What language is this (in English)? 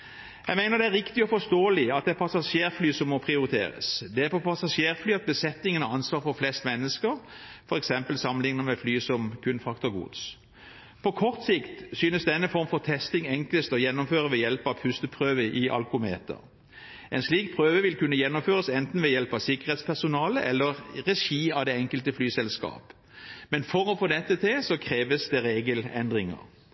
Norwegian Bokmål